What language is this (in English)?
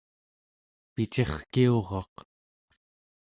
Central Yupik